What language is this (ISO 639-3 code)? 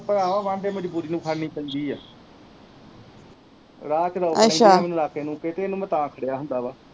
pan